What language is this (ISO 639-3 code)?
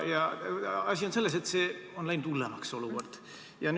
est